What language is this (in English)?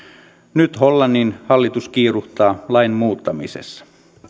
Finnish